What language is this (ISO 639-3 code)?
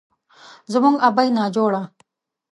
pus